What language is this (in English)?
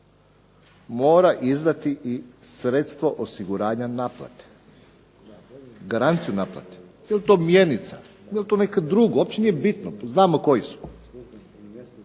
Croatian